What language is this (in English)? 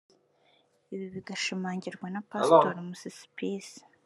Kinyarwanda